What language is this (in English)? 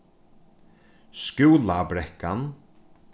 Faroese